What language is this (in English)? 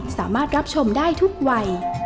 Thai